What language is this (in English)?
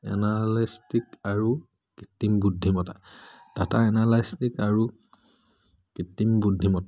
Assamese